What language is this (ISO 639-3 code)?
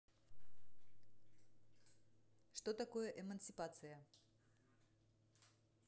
rus